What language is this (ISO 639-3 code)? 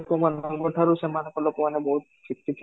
ori